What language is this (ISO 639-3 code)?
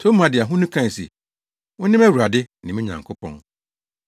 aka